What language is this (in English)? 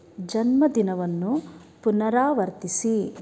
Kannada